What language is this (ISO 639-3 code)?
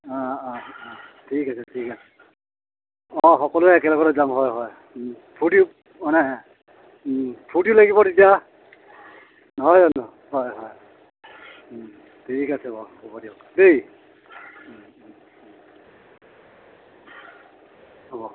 asm